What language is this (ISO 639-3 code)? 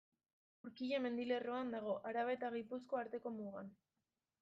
eus